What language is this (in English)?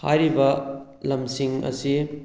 Manipuri